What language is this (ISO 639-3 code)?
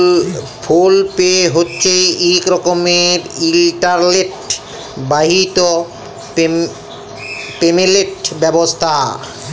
ben